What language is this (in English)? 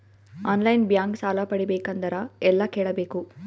Kannada